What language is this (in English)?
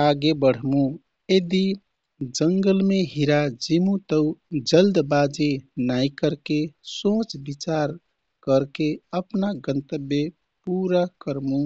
Kathoriya Tharu